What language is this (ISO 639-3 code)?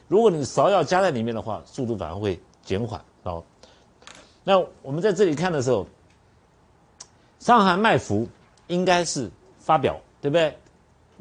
zho